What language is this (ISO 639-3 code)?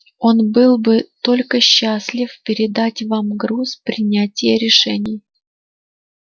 rus